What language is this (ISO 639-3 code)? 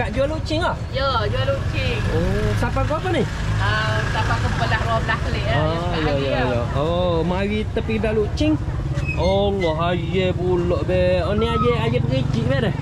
msa